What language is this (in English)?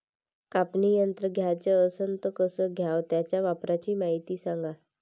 Marathi